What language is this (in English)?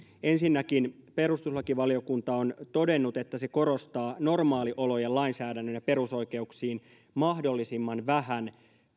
Finnish